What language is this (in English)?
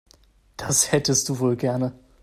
German